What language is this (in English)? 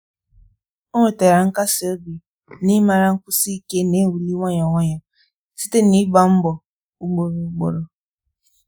Igbo